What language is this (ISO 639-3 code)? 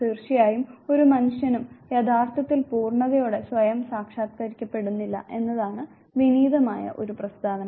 mal